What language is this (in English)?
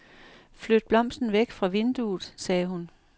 Danish